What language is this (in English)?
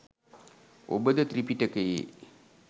Sinhala